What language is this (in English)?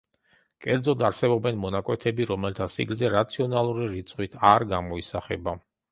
Georgian